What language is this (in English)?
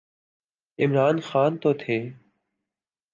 Urdu